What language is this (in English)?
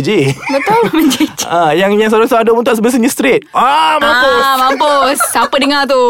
Malay